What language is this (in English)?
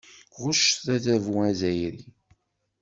Kabyle